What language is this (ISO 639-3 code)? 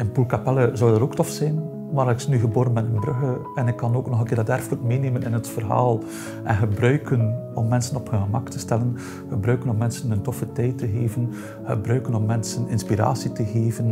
nld